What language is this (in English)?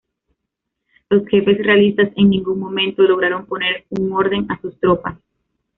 Spanish